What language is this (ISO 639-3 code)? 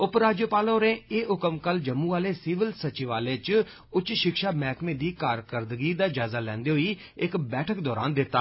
doi